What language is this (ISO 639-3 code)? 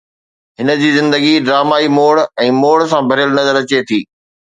snd